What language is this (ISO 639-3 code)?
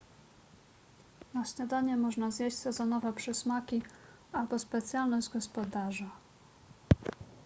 pol